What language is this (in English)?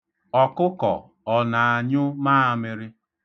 Igbo